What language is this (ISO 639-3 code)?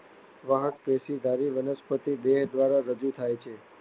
guj